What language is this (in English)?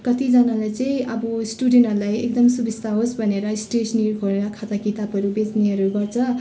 Nepali